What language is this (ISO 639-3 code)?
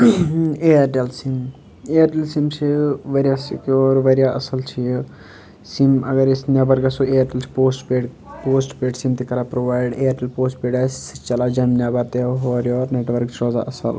kas